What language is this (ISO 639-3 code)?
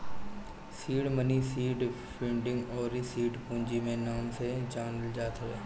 bho